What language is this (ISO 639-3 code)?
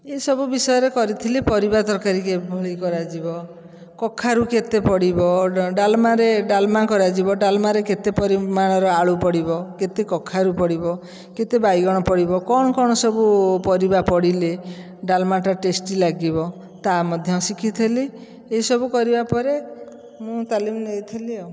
ori